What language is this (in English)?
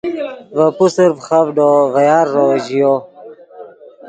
Yidgha